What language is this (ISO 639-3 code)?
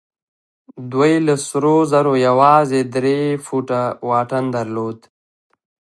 pus